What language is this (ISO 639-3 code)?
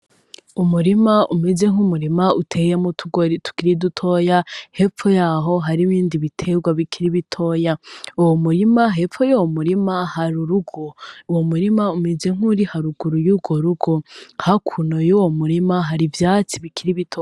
run